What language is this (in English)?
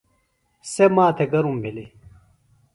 Phalura